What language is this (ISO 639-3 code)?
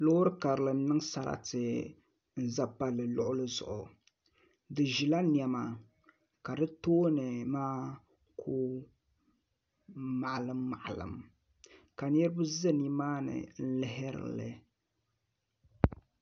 dag